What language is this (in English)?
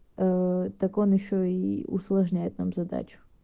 Russian